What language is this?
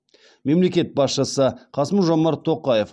Kazakh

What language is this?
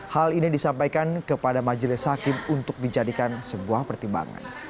Indonesian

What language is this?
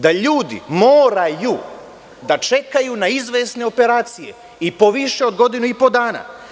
Serbian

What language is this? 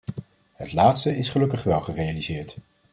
Dutch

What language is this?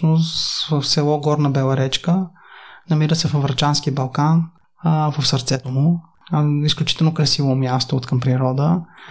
Bulgarian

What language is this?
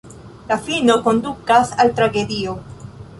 Esperanto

